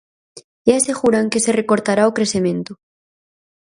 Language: Galician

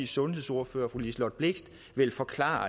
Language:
Danish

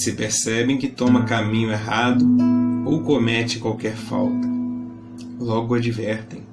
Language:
Portuguese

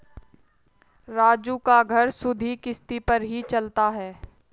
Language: Hindi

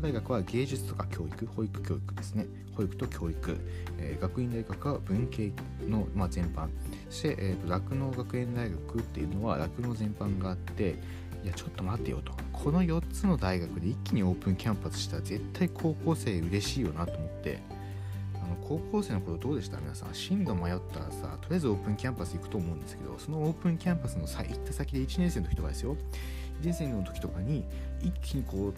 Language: Japanese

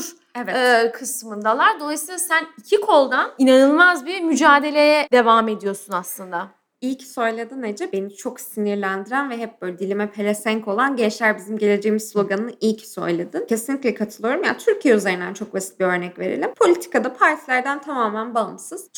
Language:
Turkish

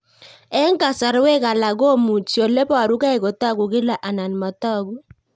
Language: Kalenjin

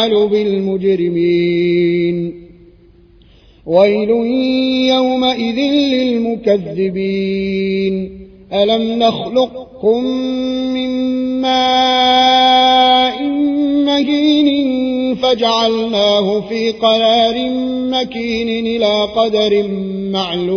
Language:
Arabic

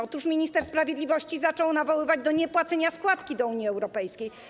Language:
Polish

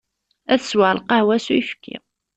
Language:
Kabyle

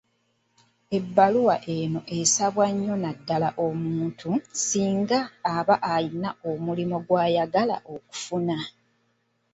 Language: Ganda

